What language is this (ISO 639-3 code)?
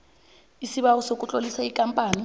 nbl